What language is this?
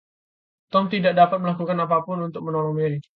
Indonesian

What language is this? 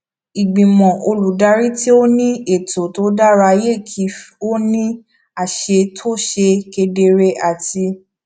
Yoruba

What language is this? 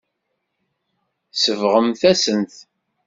Kabyle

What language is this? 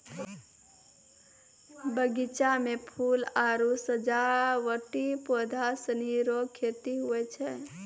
Maithili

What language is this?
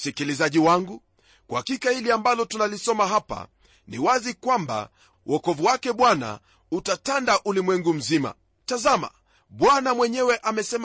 Swahili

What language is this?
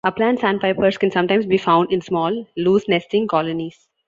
English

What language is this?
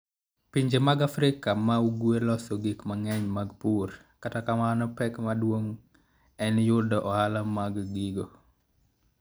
Luo (Kenya and Tanzania)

